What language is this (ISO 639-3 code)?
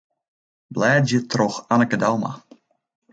fry